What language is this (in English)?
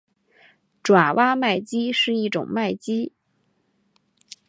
Chinese